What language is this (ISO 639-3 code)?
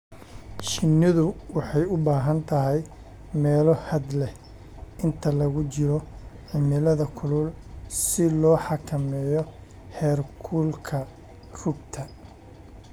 som